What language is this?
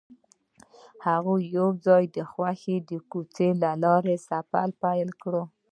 Pashto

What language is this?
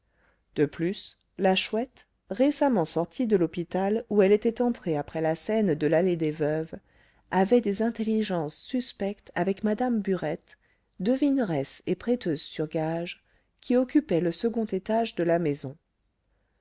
French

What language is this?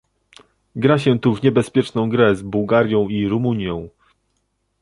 Polish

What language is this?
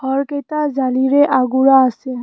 Assamese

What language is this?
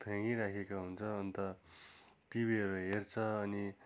Nepali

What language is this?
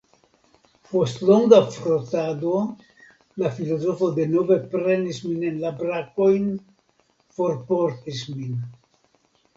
Esperanto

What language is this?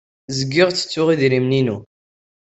Kabyle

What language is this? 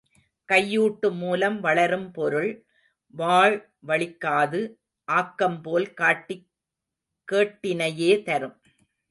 Tamil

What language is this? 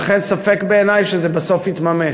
Hebrew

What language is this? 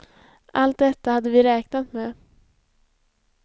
Swedish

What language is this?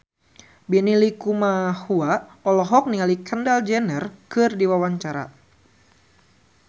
Sundanese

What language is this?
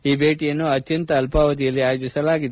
Kannada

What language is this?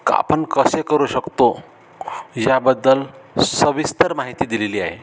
Marathi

